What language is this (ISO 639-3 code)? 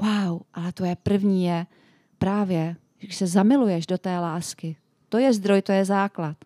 ces